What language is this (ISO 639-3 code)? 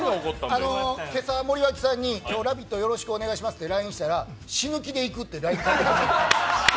jpn